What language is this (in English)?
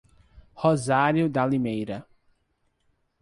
Portuguese